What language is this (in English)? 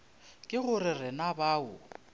Northern Sotho